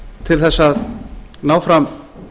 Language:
Icelandic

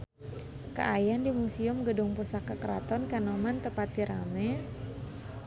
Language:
Sundanese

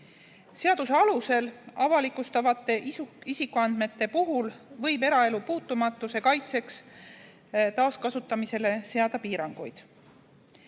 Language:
Estonian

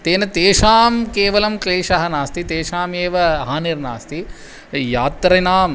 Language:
Sanskrit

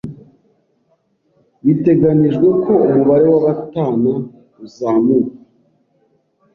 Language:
Kinyarwanda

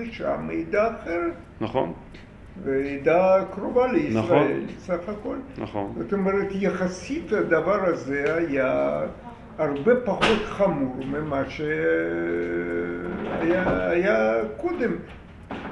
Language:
Hebrew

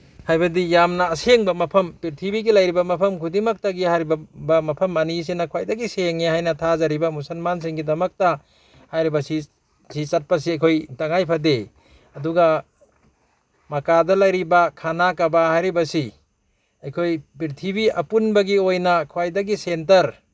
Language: Manipuri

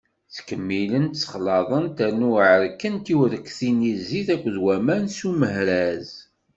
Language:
Kabyle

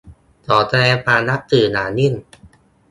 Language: Thai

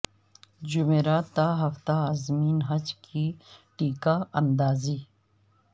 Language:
Urdu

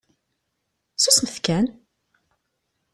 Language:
Kabyle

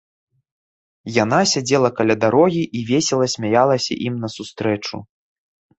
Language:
Belarusian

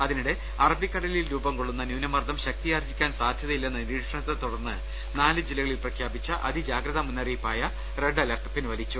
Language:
Malayalam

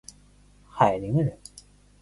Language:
Chinese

